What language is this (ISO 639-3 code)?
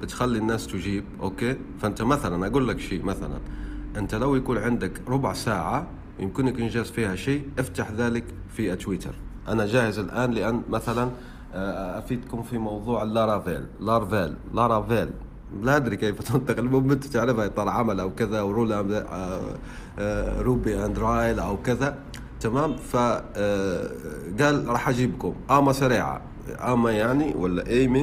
ara